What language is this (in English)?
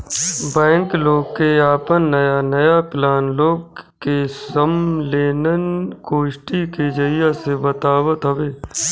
Bhojpuri